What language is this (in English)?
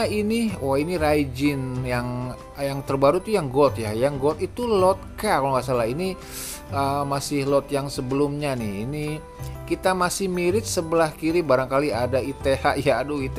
Indonesian